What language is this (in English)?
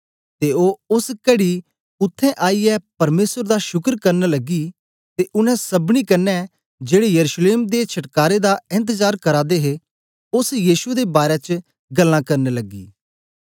Dogri